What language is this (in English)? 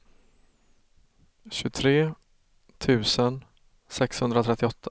Swedish